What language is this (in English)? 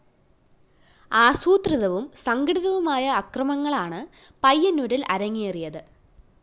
Malayalam